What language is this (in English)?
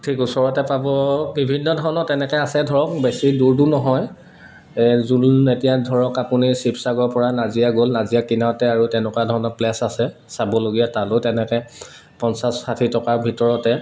Assamese